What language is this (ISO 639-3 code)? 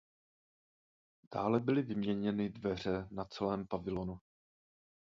ces